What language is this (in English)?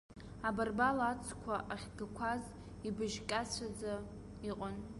Abkhazian